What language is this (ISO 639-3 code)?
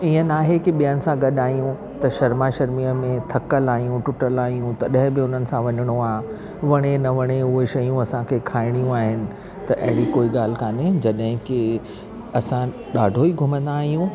snd